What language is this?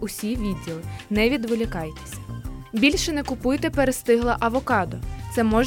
Ukrainian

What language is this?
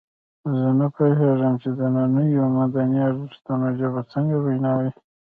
Pashto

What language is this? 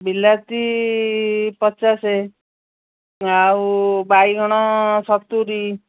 Odia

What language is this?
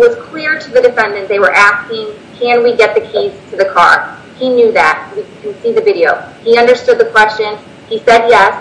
English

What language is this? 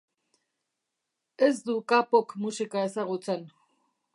Basque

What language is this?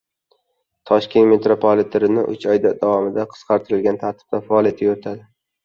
Uzbek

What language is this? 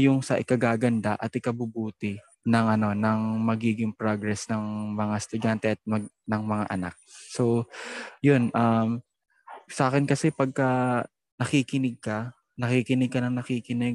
Filipino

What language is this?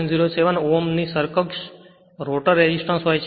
Gujarati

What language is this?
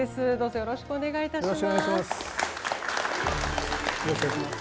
Japanese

